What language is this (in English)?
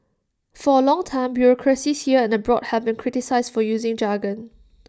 English